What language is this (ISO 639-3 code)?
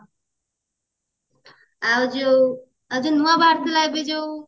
ori